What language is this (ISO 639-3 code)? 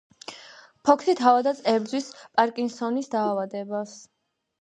kat